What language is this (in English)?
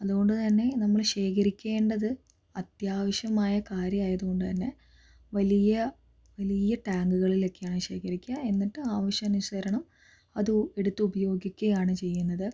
Malayalam